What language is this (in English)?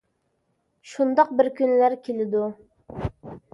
Uyghur